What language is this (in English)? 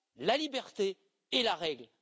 French